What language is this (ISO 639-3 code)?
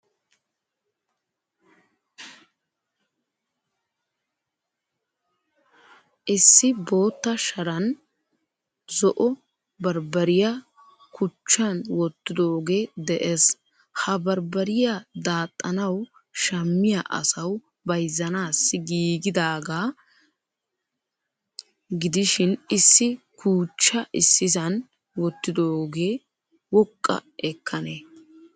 wal